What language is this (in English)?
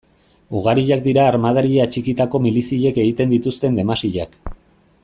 Basque